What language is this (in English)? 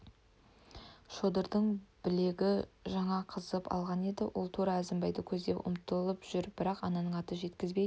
Kazakh